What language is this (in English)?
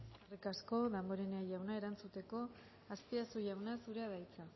Basque